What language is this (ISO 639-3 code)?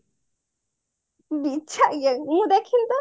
ori